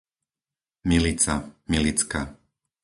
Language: Slovak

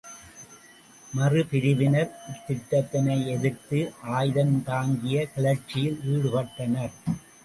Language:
Tamil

